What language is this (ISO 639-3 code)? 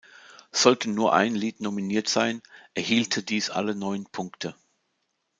deu